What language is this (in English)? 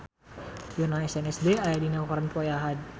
Sundanese